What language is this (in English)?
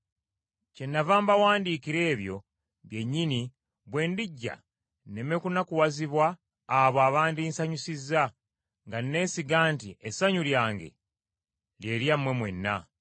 Ganda